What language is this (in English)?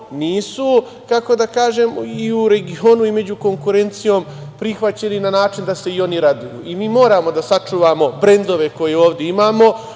Serbian